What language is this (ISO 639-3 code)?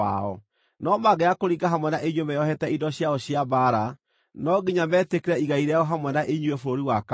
kik